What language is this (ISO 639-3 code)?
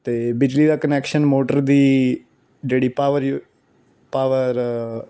pan